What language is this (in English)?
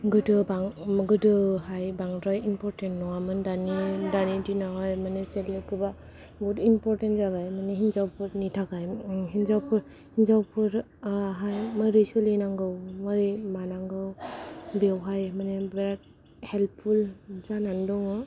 Bodo